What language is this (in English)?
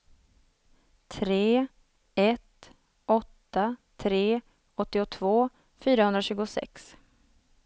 Swedish